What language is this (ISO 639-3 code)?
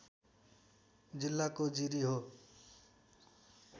nep